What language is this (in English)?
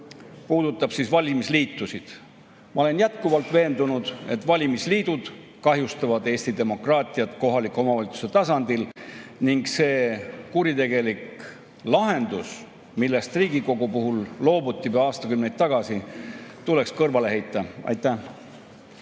Estonian